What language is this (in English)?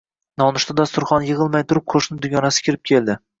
Uzbek